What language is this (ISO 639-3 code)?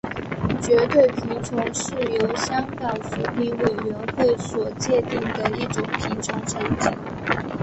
zho